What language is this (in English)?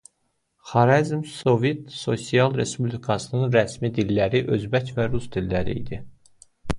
Azerbaijani